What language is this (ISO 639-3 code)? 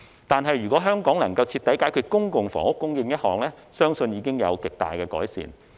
yue